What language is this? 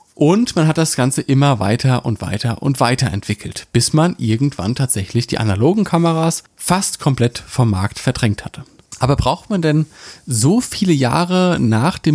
German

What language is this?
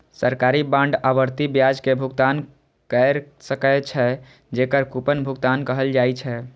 Maithili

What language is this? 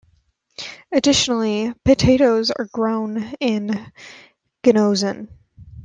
English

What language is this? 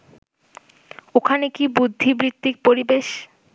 Bangla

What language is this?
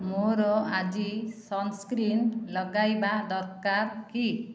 Odia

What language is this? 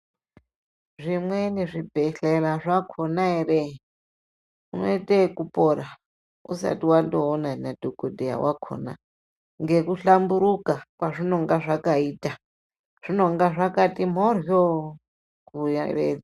Ndau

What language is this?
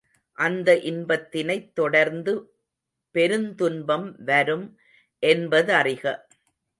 Tamil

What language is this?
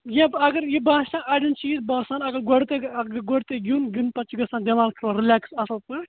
Kashmiri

